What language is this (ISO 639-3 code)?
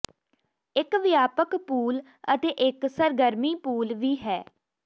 pan